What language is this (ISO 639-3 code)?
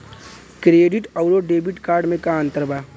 bho